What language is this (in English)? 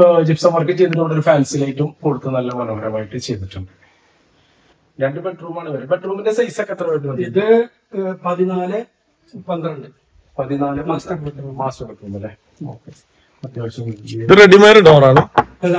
Malayalam